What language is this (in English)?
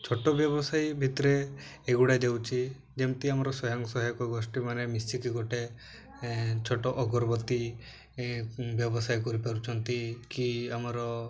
Odia